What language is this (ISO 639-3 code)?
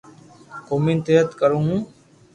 lrk